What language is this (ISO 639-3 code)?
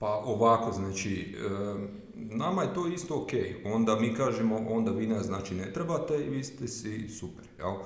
hrv